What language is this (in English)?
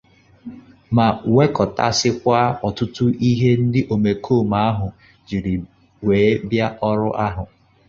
Igbo